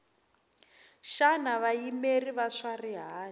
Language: Tsonga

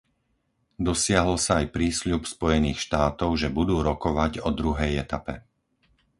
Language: Slovak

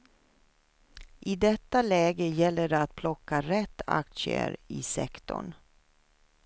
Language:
Swedish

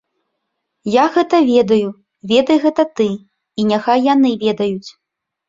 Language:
Belarusian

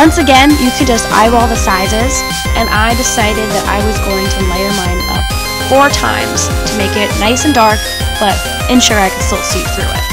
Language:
English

